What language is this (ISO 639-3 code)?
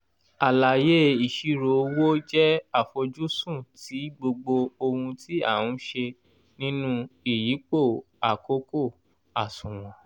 yor